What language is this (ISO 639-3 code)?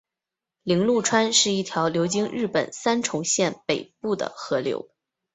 zho